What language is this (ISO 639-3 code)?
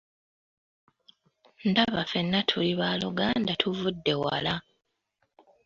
lug